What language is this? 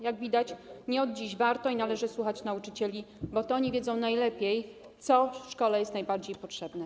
Polish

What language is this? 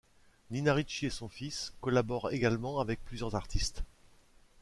French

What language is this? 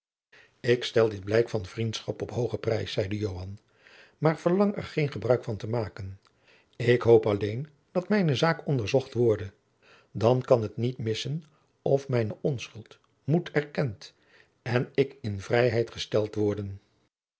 Dutch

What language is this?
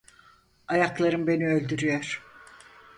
Turkish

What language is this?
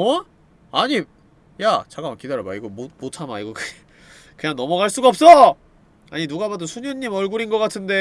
Korean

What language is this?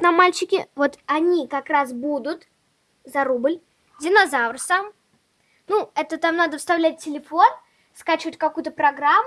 Russian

